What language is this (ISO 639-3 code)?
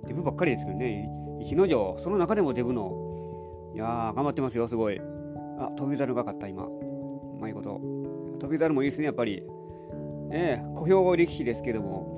jpn